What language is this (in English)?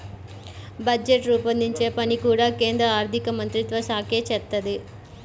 Telugu